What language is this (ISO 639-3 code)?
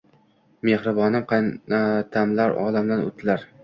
uzb